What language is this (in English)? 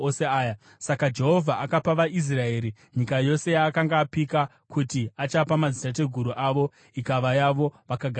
Shona